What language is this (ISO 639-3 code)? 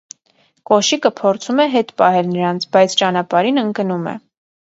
hye